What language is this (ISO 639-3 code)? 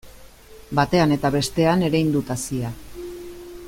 eus